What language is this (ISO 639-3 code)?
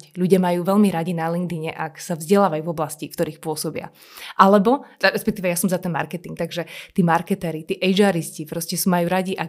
slk